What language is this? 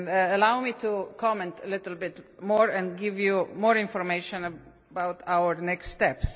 English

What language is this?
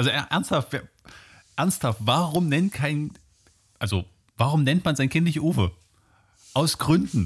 German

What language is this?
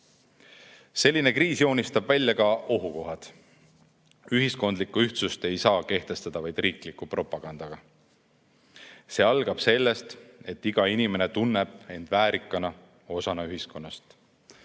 Estonian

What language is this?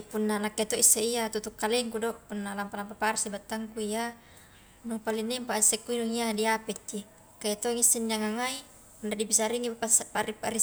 Highland Konjo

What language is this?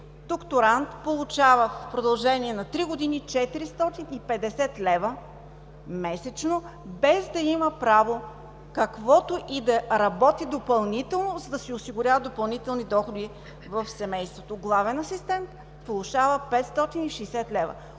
Bulgarian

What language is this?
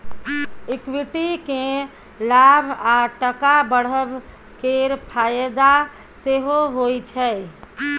Maithili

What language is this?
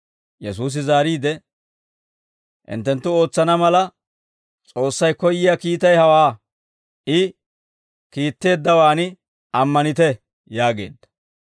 Dawro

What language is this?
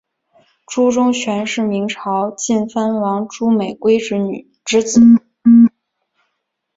Chinese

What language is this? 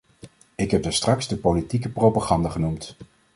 Dutch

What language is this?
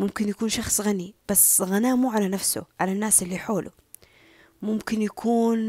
Arabic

